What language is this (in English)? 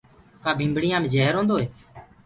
Gurgula